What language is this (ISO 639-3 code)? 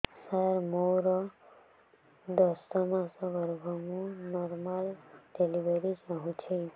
ori